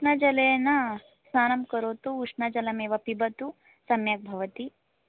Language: Sanskrit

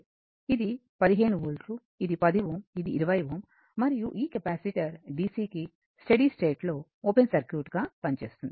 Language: Telugu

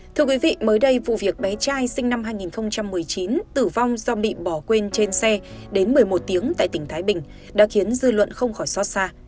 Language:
Vietnamese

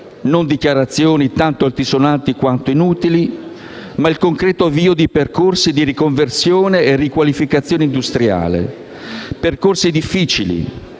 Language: Italian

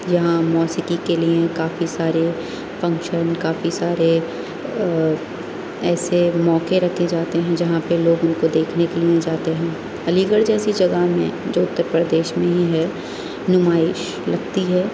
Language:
Urdu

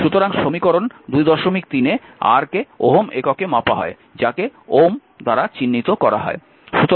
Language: Bangla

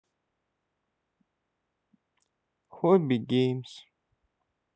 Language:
Russian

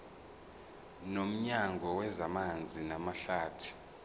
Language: Zulu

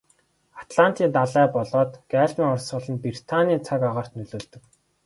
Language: Mongolian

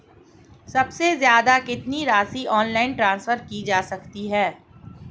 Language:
Hindi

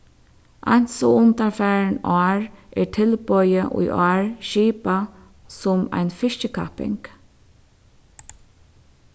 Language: Faroese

